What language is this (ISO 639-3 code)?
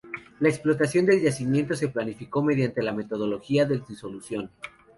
spa